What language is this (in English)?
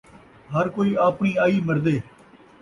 Saraiki